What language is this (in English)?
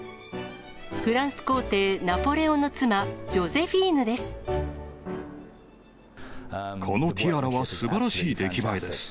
Japanese